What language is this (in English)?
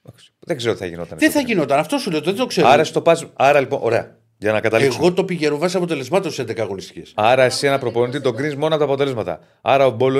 Greek